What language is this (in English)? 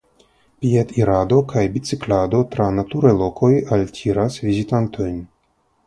Esperanto